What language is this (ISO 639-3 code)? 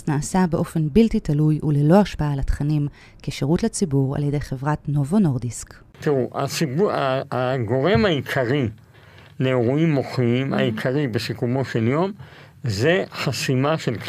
heb